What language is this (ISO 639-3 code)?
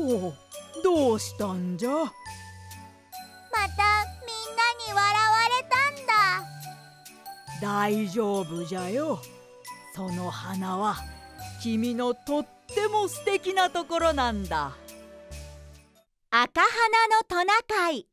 jpn